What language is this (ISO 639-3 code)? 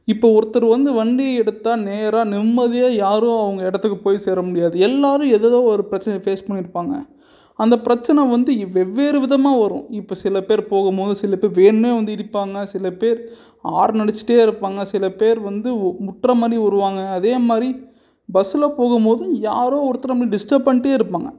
tam